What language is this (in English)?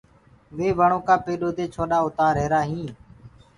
Gurgula